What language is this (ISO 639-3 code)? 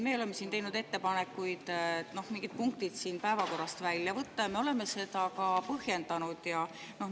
est